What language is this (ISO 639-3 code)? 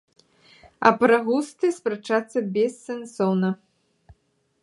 bel